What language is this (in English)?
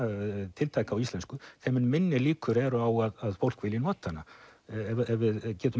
Icelandic